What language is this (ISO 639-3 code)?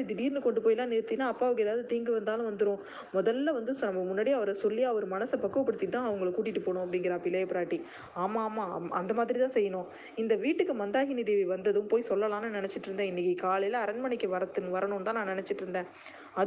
tam